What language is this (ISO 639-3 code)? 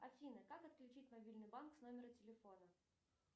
rus